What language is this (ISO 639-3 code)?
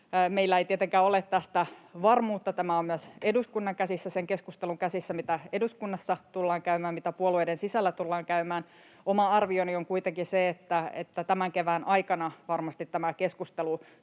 fin